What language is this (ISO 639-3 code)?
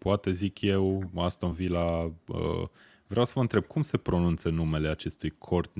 ron